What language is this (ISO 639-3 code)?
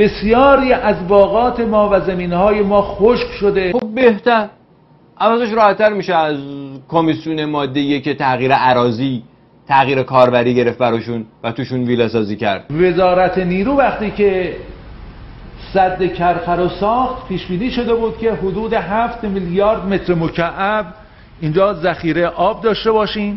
fas